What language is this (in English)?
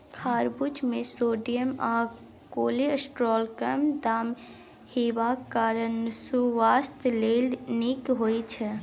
Maithili